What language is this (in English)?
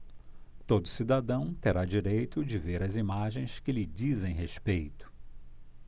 Portuguese